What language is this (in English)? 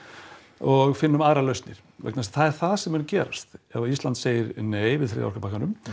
Icelandic